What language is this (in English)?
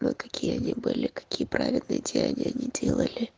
Russian